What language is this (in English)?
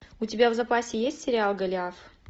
Russian